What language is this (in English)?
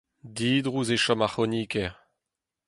Breton